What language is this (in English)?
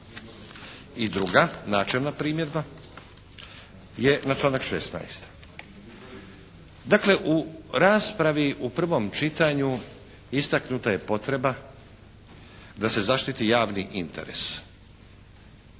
Croatian